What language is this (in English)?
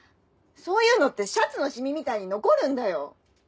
Japanese